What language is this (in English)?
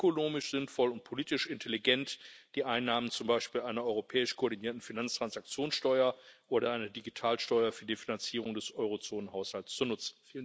German